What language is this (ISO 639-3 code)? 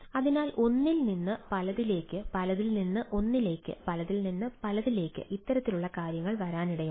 mal